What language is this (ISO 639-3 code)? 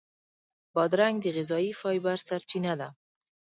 pus